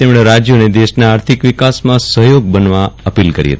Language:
Gujarati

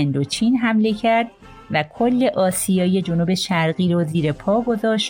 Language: Persian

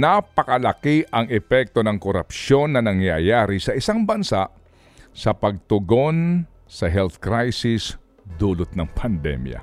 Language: Filipino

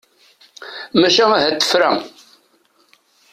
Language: Kabyle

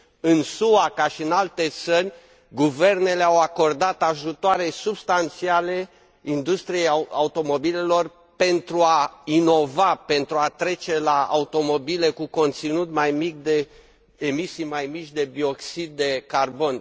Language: Romanian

